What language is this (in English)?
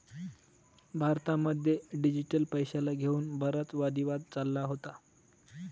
Marathi